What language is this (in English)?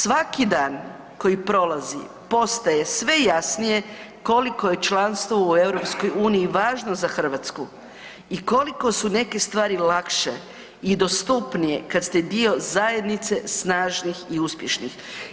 Croatian